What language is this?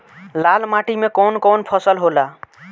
Bhojpuri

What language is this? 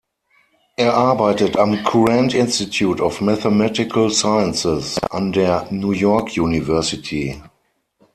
German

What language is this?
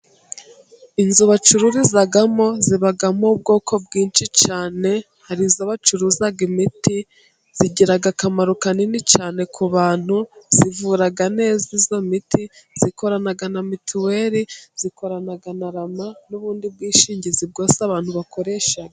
Kinyarwanda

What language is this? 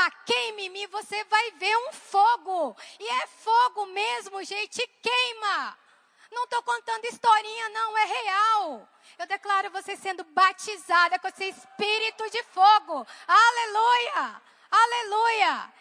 Portuguese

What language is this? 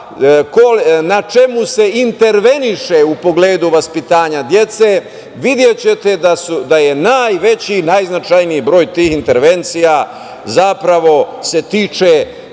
Serbian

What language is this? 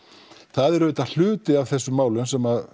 Icelandic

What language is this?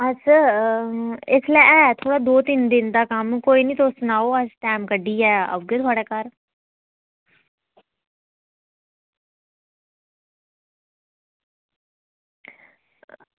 Dogri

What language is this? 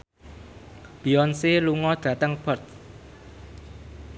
Javanese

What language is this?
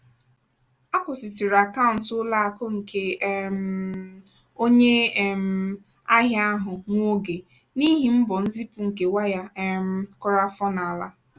Igbo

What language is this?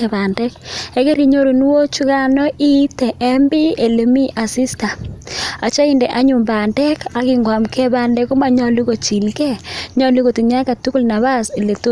Kalenjin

